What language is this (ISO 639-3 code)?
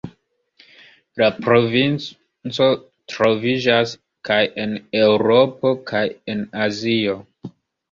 epo